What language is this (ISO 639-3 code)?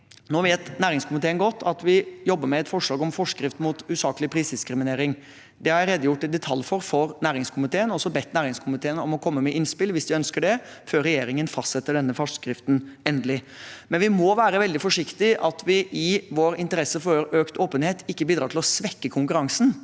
nor